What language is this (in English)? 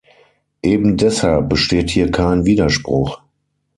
German